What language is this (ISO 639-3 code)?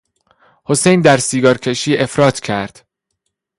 fas